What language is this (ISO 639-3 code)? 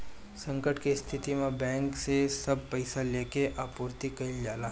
bho